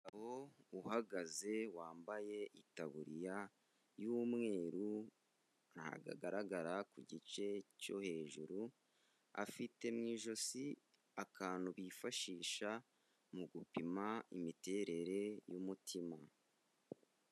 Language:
Kinyarwanda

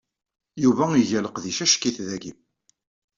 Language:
Kabyle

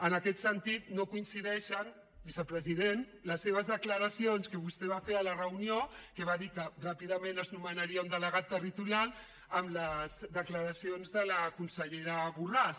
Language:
Catalan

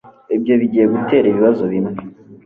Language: Kinyarwanda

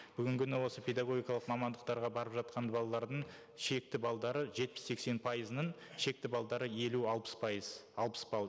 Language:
Kazakh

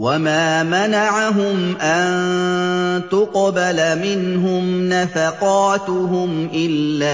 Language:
Arabic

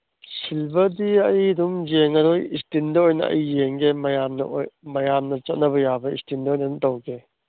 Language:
Manipuri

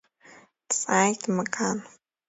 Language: Abkhazian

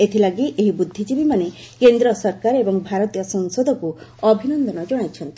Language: Odia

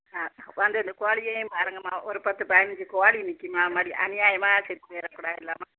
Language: Tamil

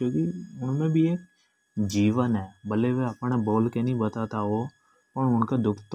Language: Hadothi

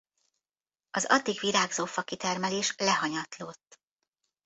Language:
Hungarian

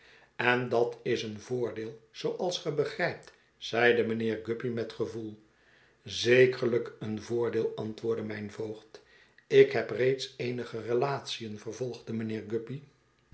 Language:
Dutch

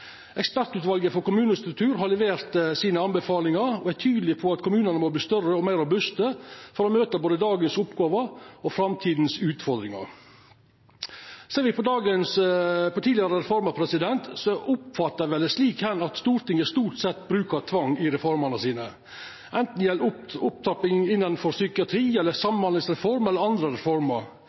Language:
Norwegian Nynorsk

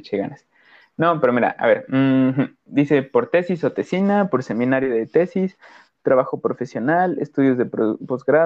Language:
Spanish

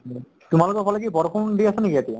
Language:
Assamese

